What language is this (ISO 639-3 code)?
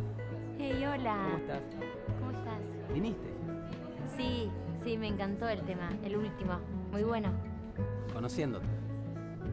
spa